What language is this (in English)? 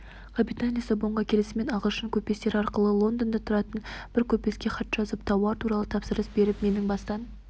Kazakh